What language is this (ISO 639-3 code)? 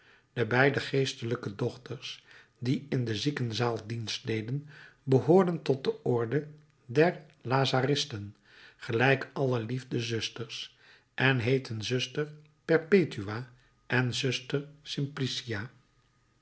nld